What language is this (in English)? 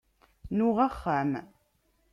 Kabyle